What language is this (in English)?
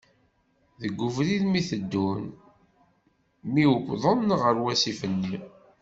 Kabyle